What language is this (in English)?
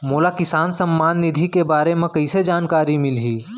Chhattisgarhi